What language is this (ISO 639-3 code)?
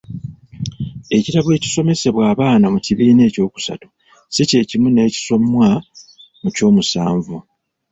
lug